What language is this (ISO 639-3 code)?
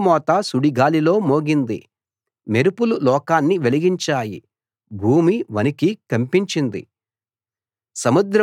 tel